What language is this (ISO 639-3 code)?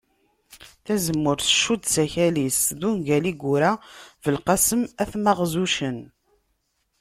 kab